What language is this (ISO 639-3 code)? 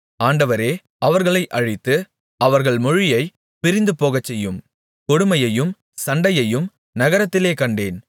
tam